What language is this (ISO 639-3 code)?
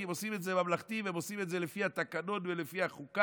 heb